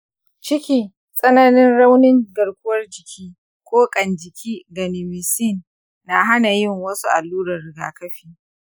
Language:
Hausa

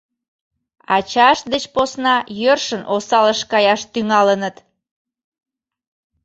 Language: Mari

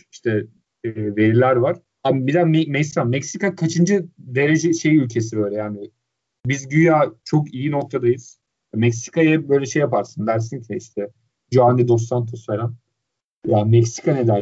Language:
Turkish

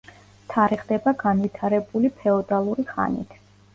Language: Georgian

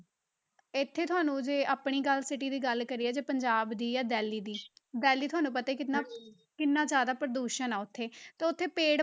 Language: Punjabi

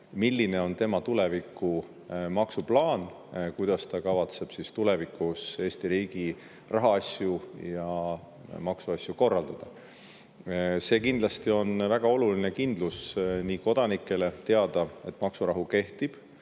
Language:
Estonian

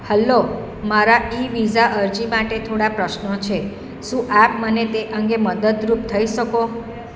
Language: Gujarati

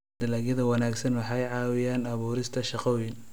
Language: Somali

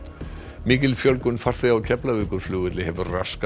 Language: Icelandic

